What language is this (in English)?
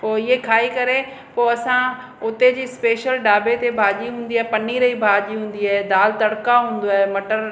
Sindhi